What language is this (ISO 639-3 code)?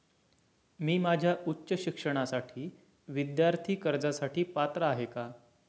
mar